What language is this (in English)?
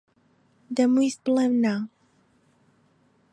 Central Kurdish